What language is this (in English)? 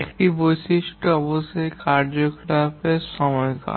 Bangla